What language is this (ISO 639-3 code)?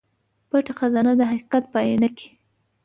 pus